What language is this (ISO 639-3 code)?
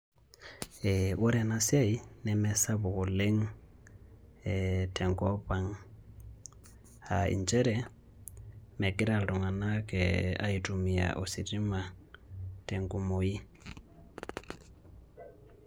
mas